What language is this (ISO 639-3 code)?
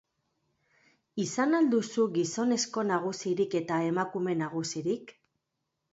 eus